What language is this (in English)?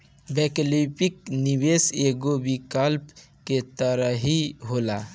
Bhojpuri